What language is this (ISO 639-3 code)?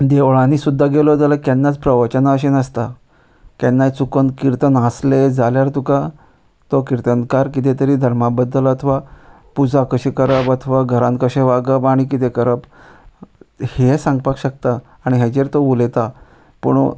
kok